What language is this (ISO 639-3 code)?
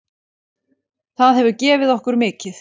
isl